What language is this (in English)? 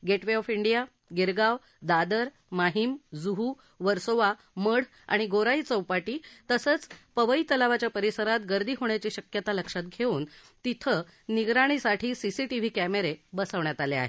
Marathi